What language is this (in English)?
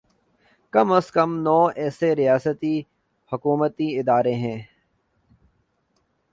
Urdu